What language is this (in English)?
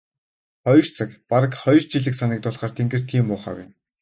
Mongolian